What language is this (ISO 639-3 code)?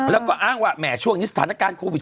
tha